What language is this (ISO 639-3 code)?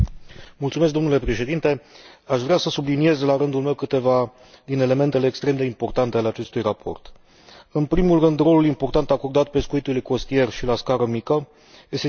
ron